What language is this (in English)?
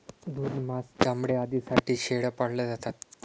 Marathi